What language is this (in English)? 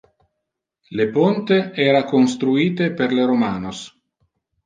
Interlingua